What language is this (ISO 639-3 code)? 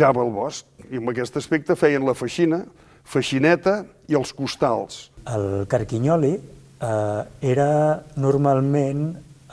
cat